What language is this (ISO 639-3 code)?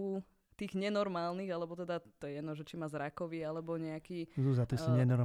slk